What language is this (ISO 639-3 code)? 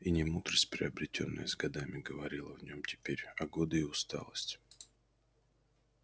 rus